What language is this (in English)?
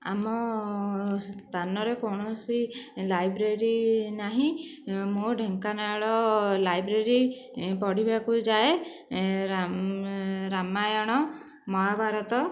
Odia